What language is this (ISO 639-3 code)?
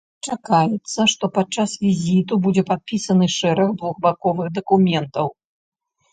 bel